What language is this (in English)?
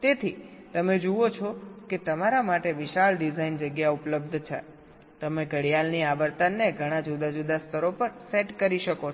Gujarati